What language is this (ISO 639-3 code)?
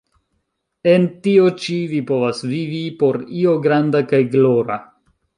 epo